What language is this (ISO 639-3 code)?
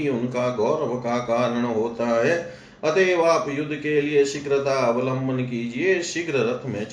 hin